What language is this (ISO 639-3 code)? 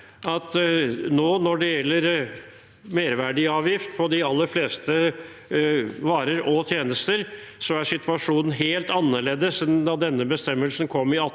nor